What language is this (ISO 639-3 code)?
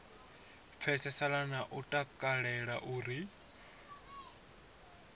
ven